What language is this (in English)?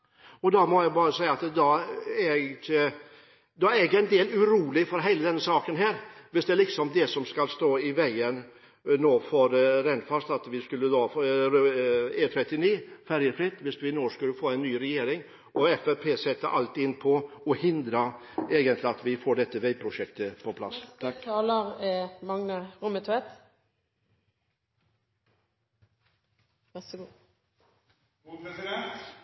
Norwegian